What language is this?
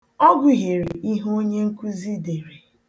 Igbo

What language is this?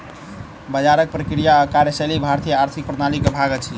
Maithili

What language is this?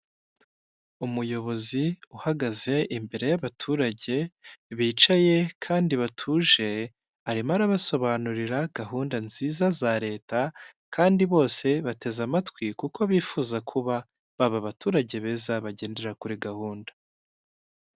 Kinyarwanda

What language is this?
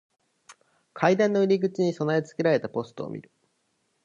Japanese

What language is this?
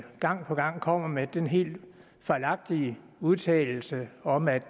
Danish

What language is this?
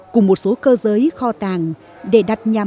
Vietnamese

